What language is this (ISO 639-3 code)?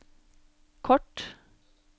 nor